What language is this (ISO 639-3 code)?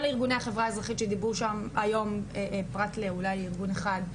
heb